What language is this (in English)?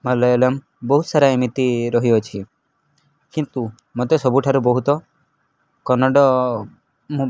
Odia